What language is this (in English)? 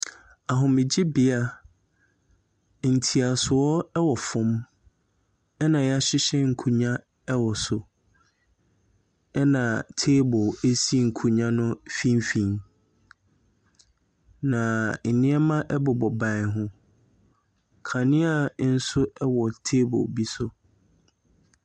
Akan